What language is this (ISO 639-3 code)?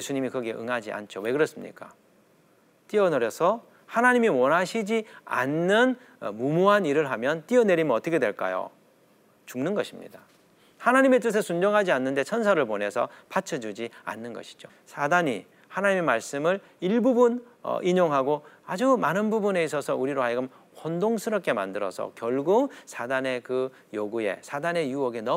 kor